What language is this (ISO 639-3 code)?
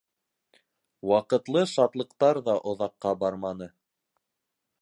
bak